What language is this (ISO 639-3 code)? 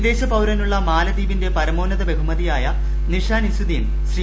mal